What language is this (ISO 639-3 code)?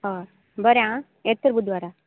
kok